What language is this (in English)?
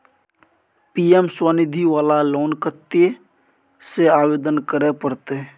Maithili